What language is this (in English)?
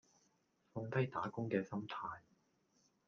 Cantonese